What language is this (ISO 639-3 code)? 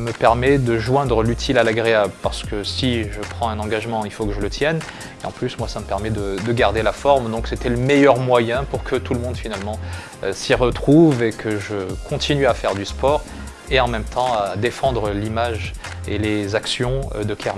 fra